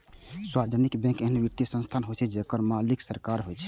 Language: Maithili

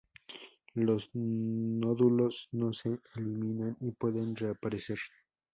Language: Spanish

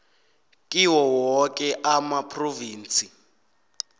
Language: South Ndebele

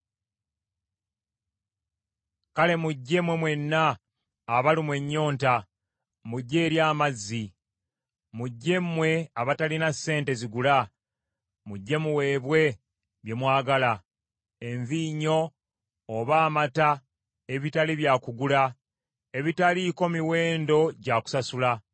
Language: Ganda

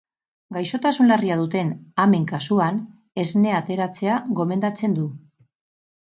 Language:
Basque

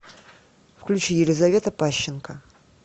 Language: Russian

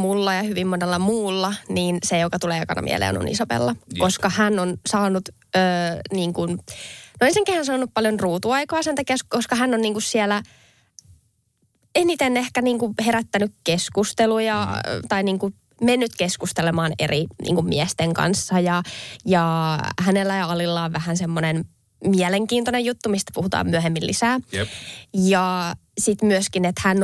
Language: Finnish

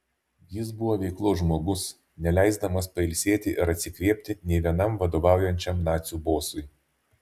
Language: Lithuanian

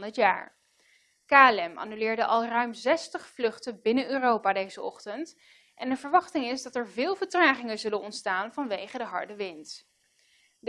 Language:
Dutch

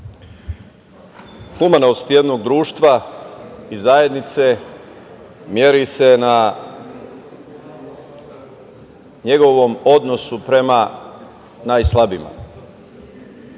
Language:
Serbian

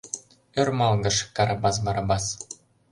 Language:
Mari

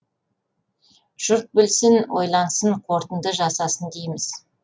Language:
Kazakh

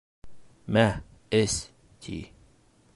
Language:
Bashkir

